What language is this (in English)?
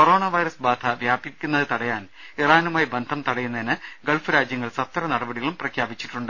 Malayalam